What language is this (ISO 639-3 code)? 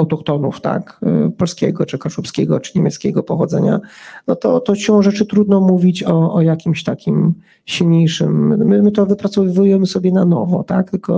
pol